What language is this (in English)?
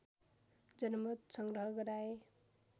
Nepali